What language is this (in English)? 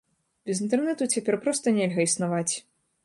Belarusian